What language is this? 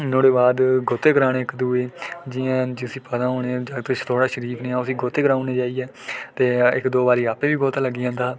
Dogri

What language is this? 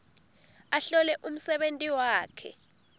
Swati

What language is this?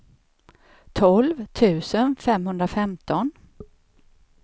Swedish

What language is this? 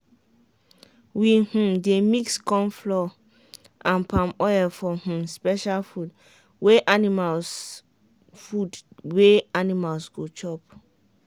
Nigerian Pidgin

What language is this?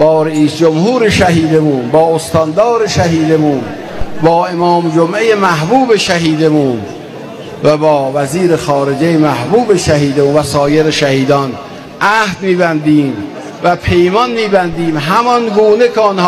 Persian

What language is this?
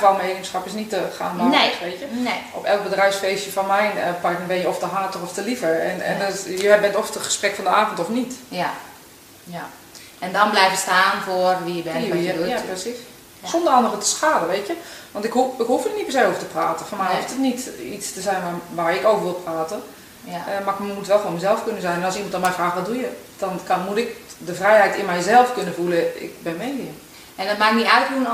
Dutch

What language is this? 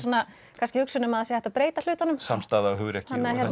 Icelandic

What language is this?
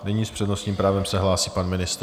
Czech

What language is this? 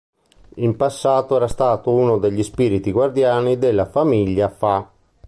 Italian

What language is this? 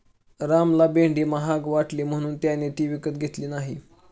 Marathi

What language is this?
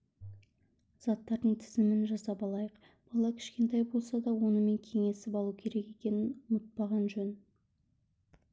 Kazakh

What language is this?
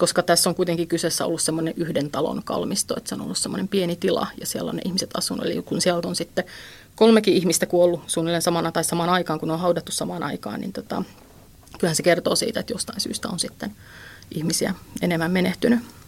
Finnish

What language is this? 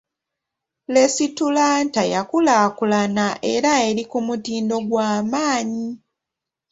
Ganda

